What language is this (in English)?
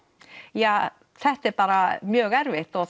Icelandic